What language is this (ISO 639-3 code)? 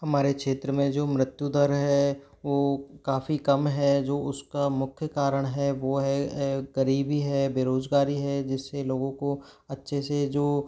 hin